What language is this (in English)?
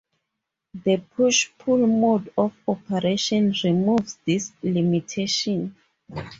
English